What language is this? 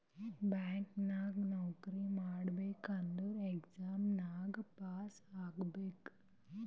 Kannada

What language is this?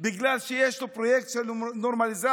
Hebrew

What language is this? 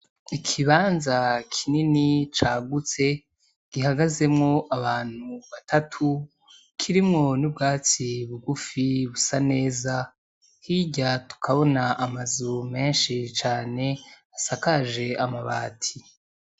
Rundi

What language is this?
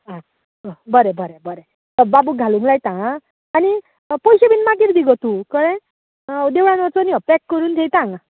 Konkani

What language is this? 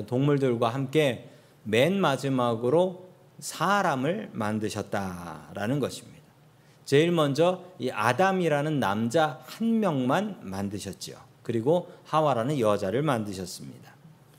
Korean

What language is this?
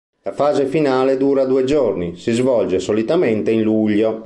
Italian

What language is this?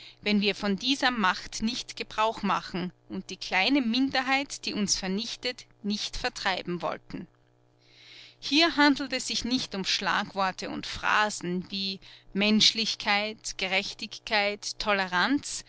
German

